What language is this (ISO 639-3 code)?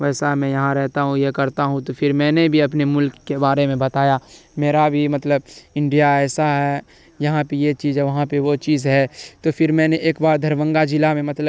urd